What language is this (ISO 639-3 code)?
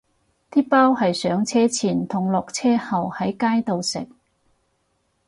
yue